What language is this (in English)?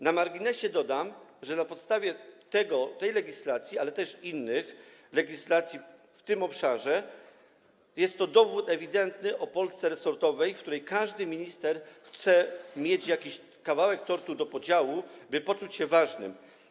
Polish